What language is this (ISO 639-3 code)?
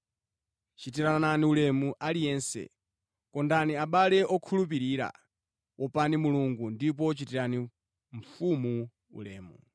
nya